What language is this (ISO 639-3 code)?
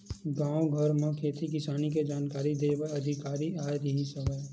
hne